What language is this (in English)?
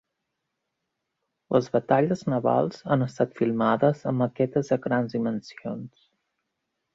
Catalan